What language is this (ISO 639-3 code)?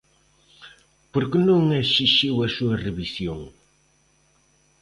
glg